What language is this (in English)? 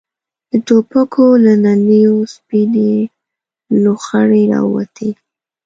Pashto